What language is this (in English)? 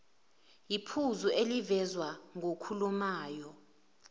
Zulu